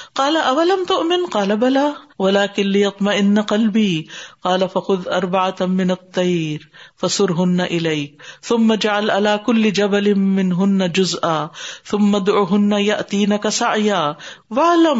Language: Urdu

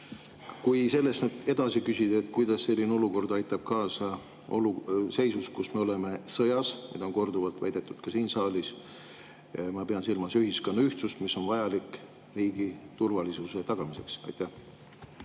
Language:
Estonian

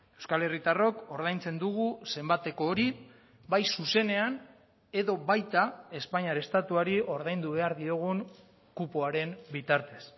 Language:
Basque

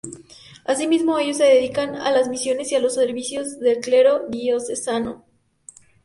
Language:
Spanish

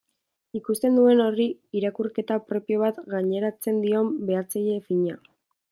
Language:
Basque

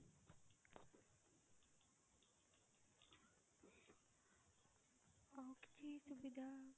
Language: Odia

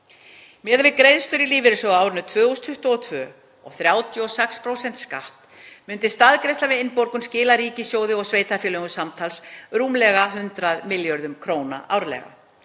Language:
Icelandic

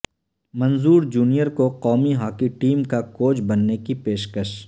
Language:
Urdu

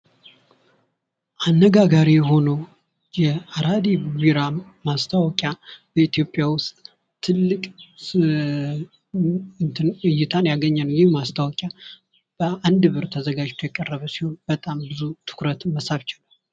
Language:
Amharic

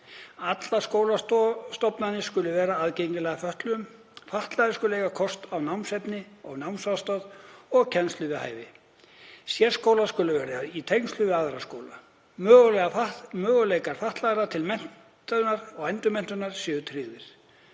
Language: Icelandic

